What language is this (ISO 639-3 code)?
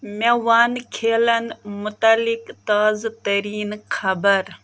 kas